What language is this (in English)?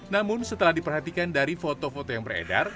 Indonesian